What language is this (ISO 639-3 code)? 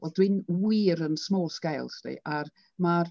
cym